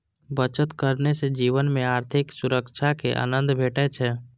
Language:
Maithili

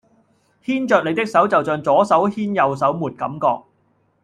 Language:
Cantonese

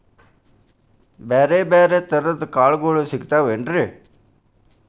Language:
Kannada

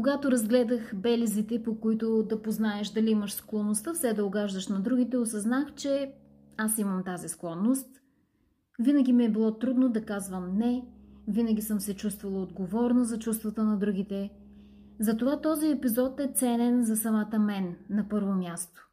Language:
Bulgarian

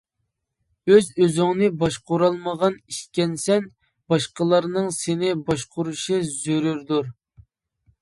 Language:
Uyghur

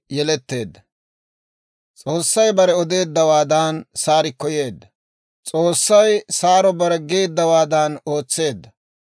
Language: Dawro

